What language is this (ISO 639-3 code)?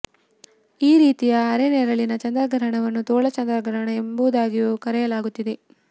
kan